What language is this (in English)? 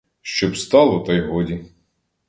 Ukrainian